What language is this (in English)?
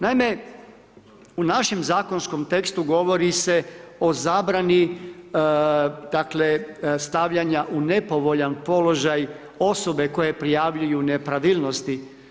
Croatian